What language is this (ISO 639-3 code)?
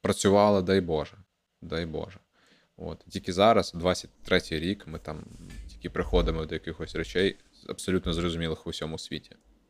ukr